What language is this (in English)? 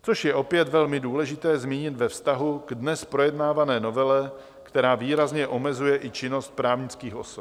Czech